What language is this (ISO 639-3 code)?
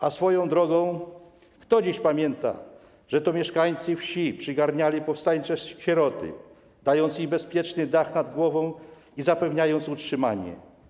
pol